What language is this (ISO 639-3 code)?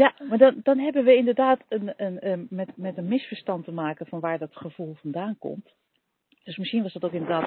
nld